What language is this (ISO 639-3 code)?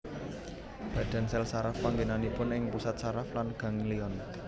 jav